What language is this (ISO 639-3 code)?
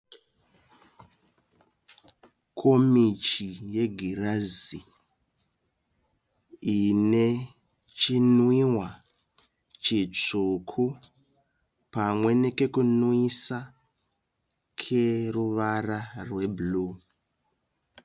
sna